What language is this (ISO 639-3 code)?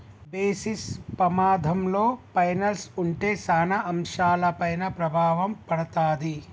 tel